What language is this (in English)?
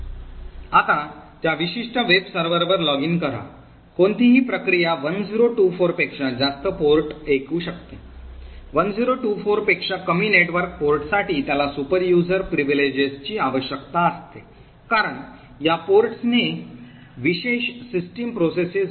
Marathi